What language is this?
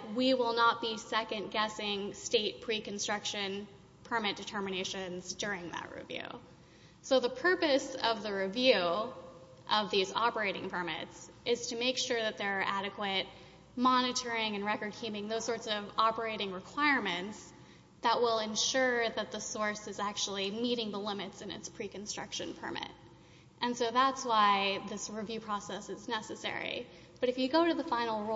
English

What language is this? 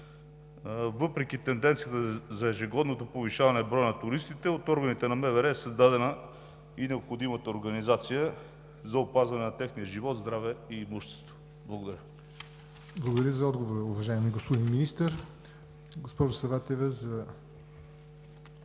Bulgarian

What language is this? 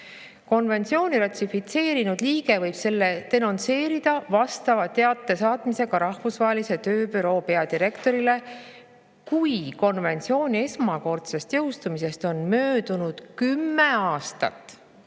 Estonian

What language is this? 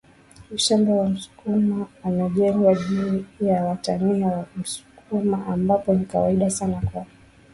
Swahili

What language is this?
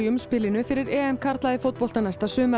Icelandic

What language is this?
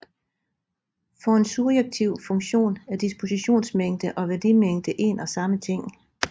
Danish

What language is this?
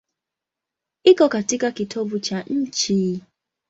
Swahili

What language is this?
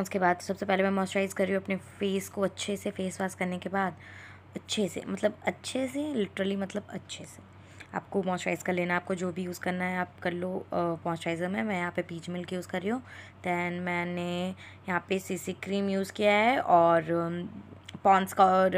Hindi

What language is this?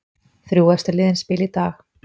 Icelandic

